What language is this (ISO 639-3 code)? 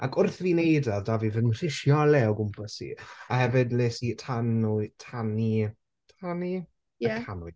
cym